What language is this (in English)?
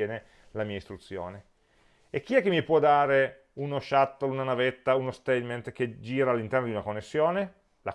Italian